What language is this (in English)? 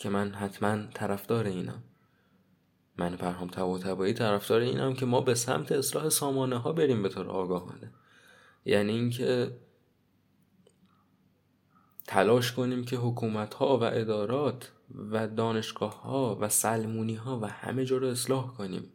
Persian